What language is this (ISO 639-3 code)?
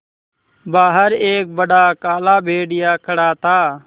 hin